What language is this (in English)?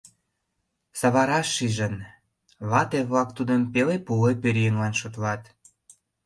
Mari